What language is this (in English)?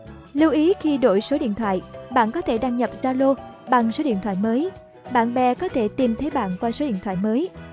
Vietnamese